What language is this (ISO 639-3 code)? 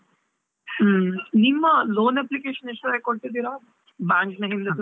kan